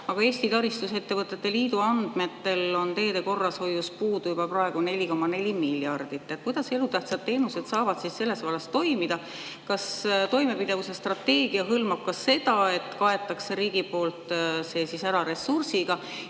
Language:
Estonian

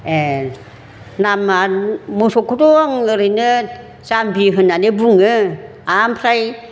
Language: Bodo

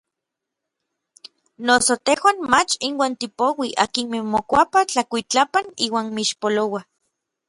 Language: Orizaba Nahuatl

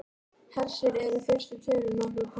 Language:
Icelandic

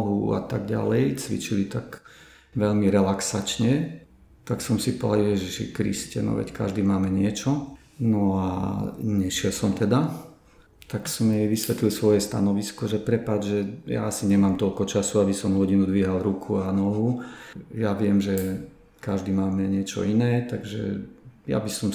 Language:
Slovak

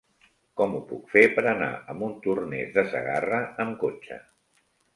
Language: Catalan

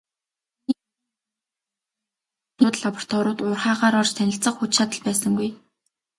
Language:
Mongolian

